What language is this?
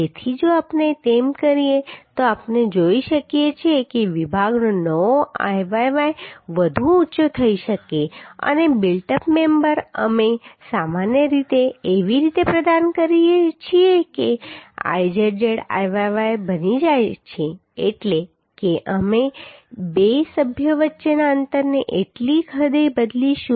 Gujarati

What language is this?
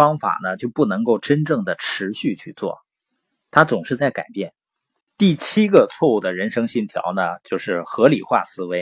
Chinese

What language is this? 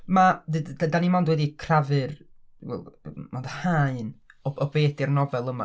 Welsh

